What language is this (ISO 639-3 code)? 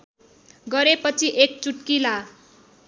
nep